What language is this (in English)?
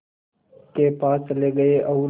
Hindi